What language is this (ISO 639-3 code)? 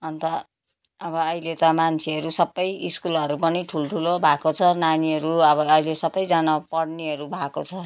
nep